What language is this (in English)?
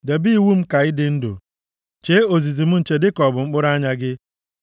Igbo